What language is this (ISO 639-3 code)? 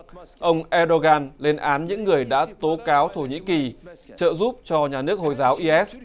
vie